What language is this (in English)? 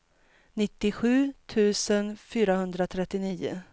Swedish